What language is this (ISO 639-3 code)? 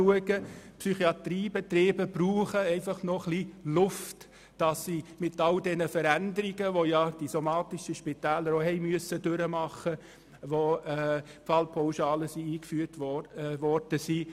gsw